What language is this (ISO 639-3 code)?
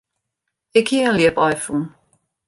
fry